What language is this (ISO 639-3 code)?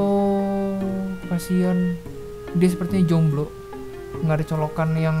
ind